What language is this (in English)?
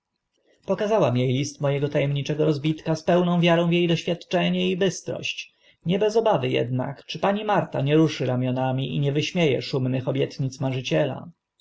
Polish